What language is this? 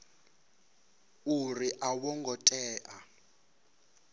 Venda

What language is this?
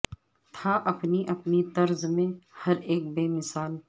Urdu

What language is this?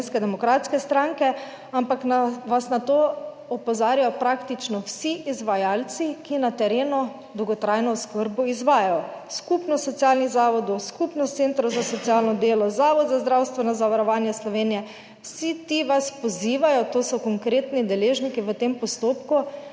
Slovenian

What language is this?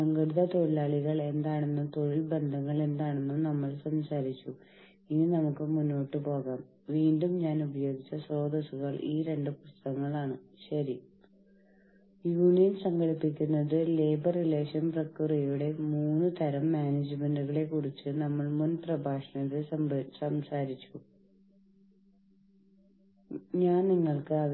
Malayalam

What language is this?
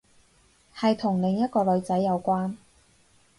Cantonese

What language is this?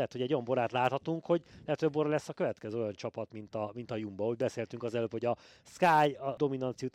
Hungarian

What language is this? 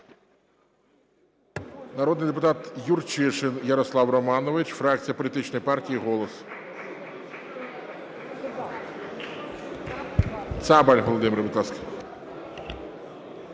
Ukrainian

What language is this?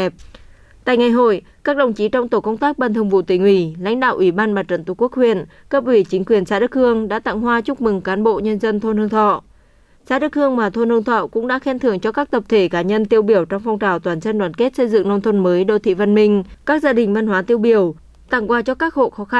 Vietnamese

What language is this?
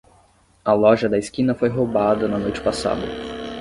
Portuguese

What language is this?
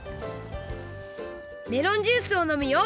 Japanese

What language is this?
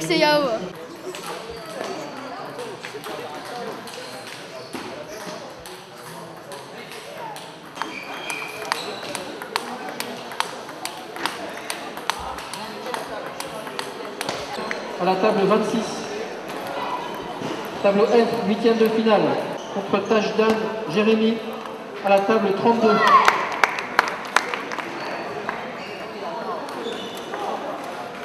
French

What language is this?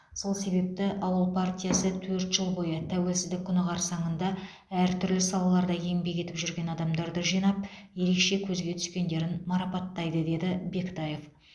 Kazakh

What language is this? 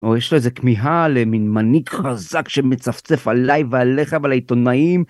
Hebrew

